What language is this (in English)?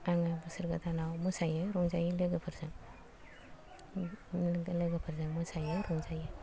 Bodo